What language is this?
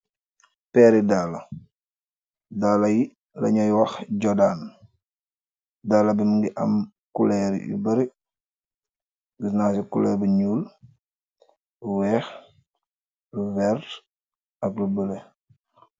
Wolof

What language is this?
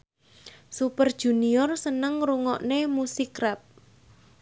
Javanese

